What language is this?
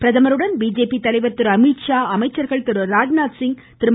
Tamil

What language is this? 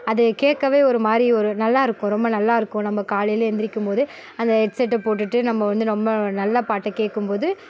Tamil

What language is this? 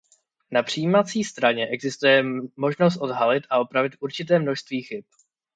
Czech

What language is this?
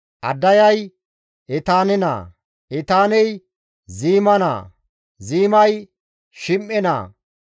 Gamo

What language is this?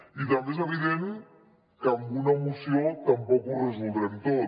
Catalan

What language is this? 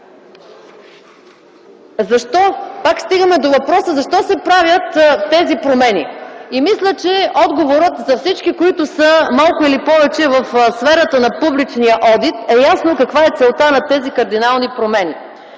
Bulgarian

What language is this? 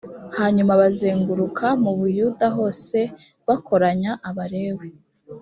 Kinyarwanda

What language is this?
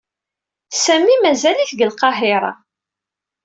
Kabyle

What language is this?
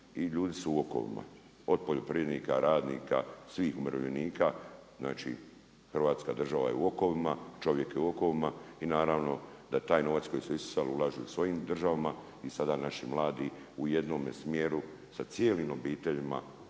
Croatian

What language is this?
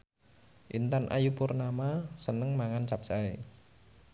Javanese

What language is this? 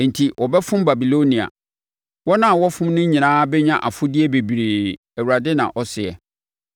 Akan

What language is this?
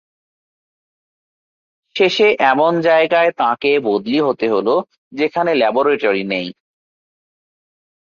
Bangla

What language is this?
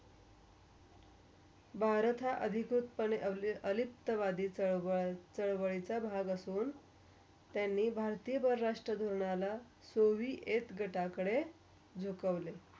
Marathi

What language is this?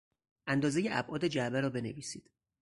Persian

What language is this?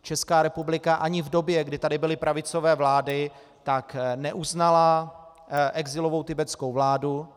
Czech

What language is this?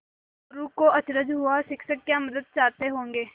Hindi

